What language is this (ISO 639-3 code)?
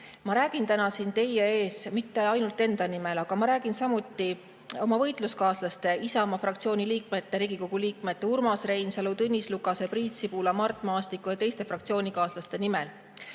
est